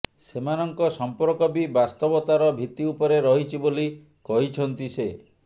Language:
Odia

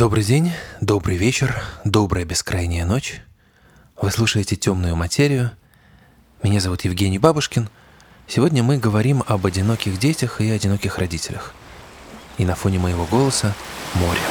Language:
Russian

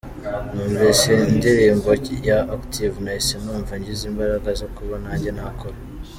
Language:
Kinyarwanda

